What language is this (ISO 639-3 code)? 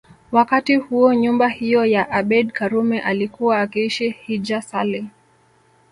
swa